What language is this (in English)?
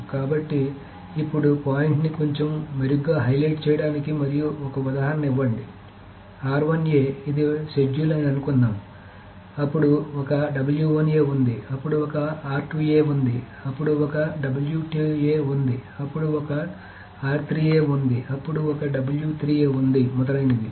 Telugu